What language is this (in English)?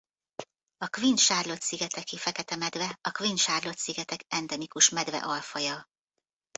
Hungarian